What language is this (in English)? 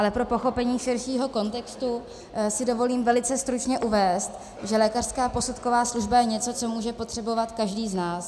Czech